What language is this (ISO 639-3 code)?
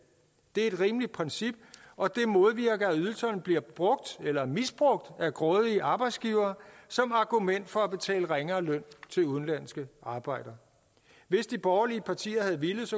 dan